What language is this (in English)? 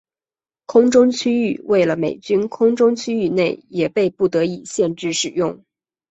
Chinese